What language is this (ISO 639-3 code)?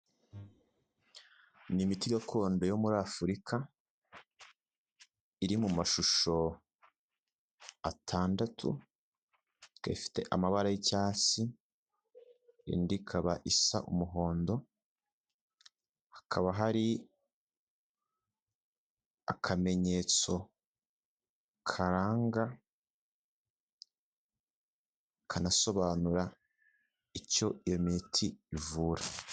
kin